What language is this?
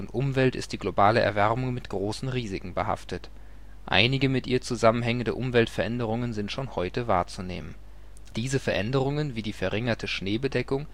German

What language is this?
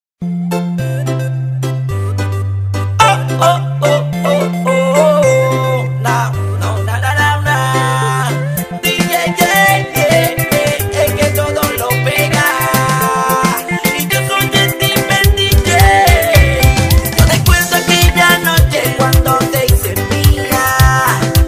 Spanish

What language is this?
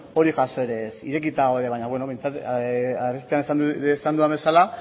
Basque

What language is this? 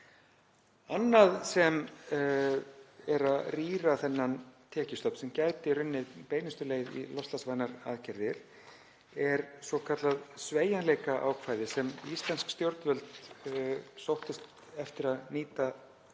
Icelandic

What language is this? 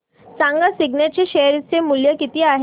Marathi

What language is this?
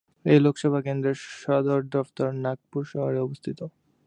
Bangla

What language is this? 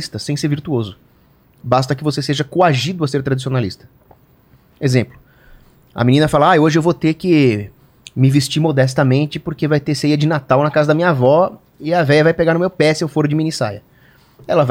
Portuguese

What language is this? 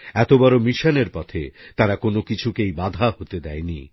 Bangla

